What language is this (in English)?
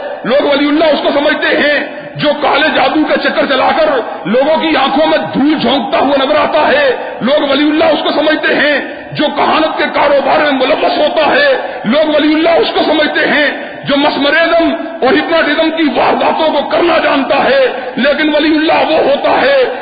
Urdu